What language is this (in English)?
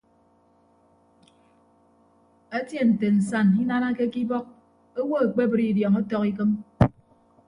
Ibibio